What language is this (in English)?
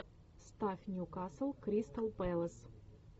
Russian